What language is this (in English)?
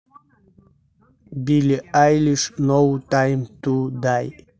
Russian